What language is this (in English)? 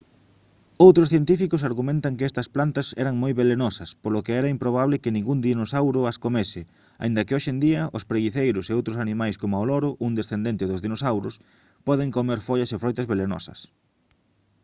Galician